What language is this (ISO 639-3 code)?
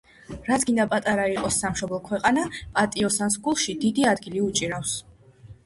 kat